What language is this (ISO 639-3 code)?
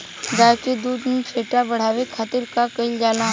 bho